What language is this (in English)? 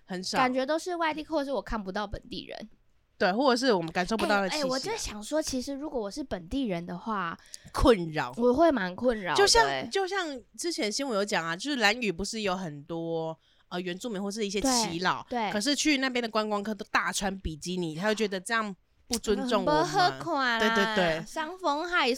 Chinese